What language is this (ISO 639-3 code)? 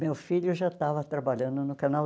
por